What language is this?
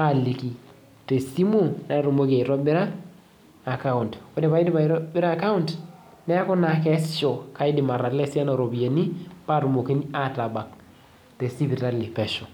Masai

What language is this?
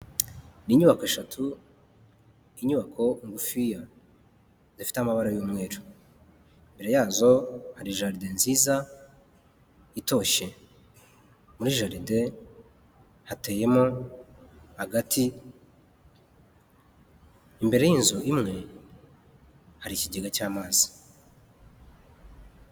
Kinyarwanda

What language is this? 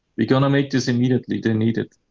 English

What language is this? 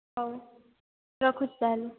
Odia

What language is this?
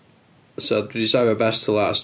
Welsh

